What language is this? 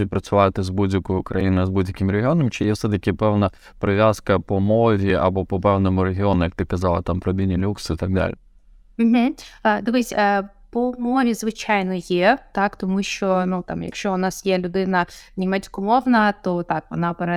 Ukrainian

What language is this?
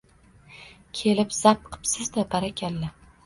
Uzbek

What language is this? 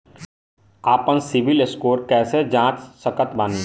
Bhojpuri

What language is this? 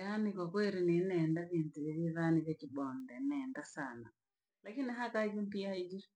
Langi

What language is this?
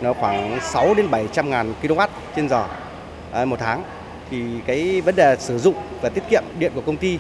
Vietnamese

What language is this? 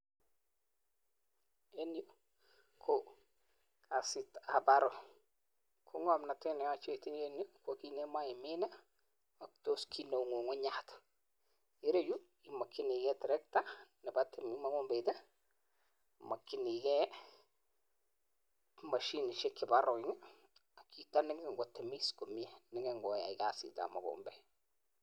Kalenjin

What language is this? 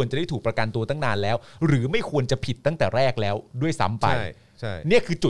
Thai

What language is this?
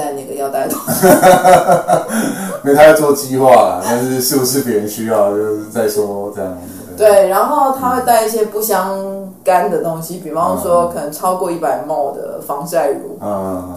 Chinese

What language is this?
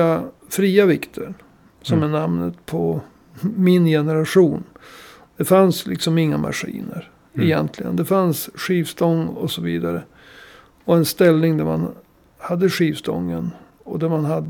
Swedish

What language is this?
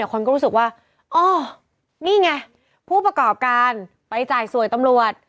Thai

